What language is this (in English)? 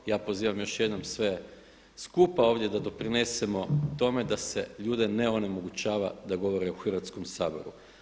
Croatian